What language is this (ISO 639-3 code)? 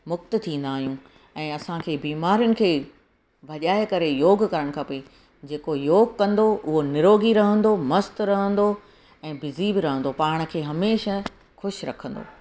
snd